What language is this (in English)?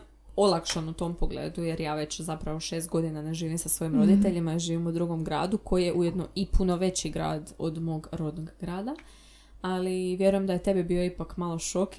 Croatian